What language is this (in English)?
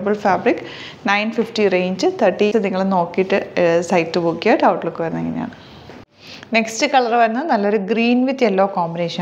Malayalam